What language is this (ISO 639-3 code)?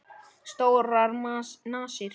isl